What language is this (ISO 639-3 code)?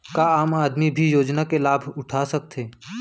hne